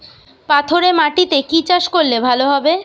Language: Bangla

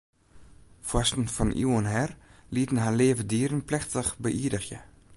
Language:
Western Frisian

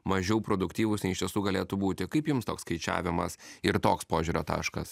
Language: Lithuanian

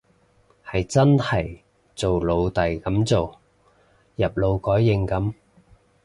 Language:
Cantonese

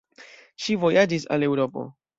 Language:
Esperanto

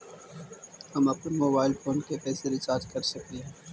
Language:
Magahi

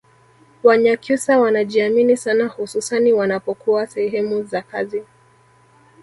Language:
Swahili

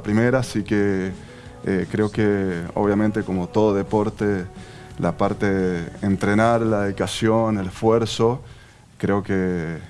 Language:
Spanish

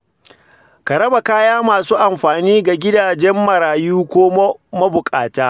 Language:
Hausa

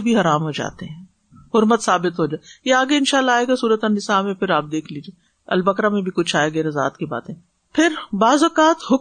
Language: Urdu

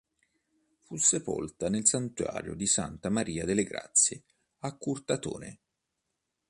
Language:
Italian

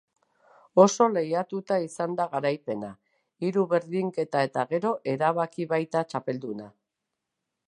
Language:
Basque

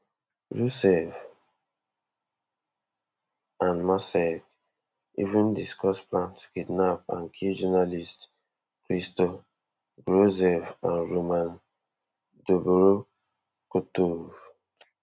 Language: Nigerian Pidgin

